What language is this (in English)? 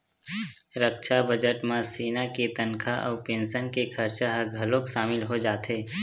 Chhattisgarhi